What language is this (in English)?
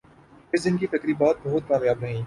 Urdu